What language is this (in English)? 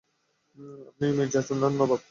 Bangla